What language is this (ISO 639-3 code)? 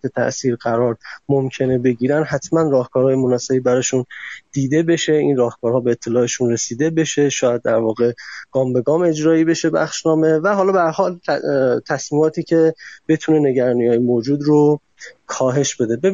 fas